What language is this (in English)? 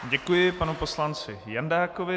Czech